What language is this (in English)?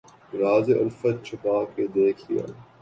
Urdu